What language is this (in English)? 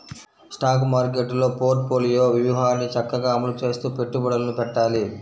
Telugu